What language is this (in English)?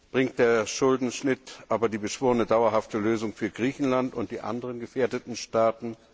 German